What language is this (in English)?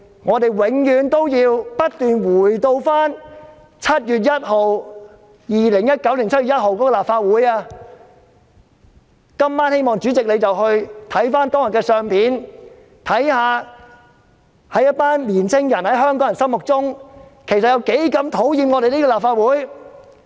Cantonese